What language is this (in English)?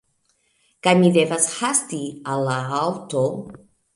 Esperanto